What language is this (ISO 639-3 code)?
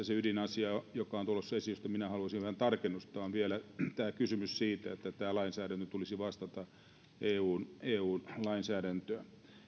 fin